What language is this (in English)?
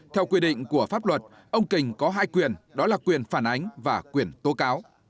Vietnamese